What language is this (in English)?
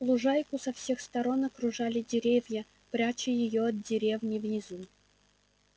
Russian